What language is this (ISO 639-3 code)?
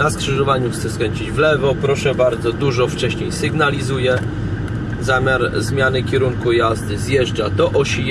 pol